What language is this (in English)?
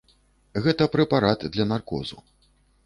Belarusian